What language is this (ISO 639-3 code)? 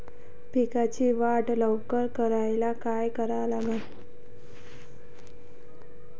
mar